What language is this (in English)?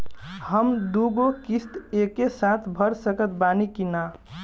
Bhojpuri